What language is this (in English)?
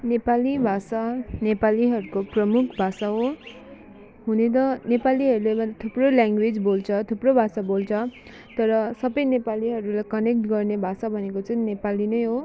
Nepali